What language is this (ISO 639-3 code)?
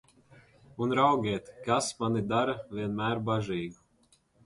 lav